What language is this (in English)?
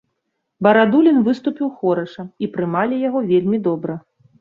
Belarusian